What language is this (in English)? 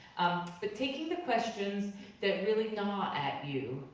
English